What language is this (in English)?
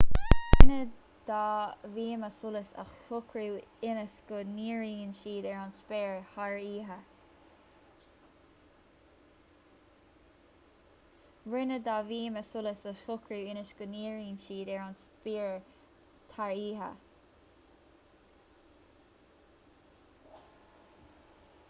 Irish